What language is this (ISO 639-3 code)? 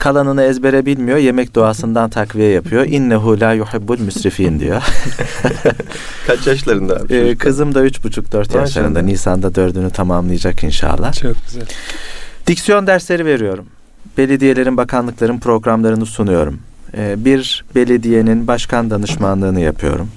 tur